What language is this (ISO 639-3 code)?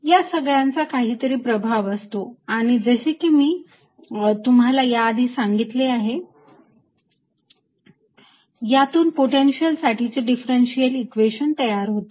mar